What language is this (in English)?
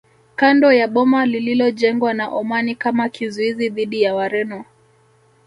Swahili